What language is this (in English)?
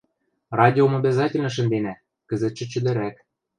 Western Mari